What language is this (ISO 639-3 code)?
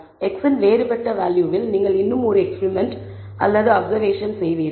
tam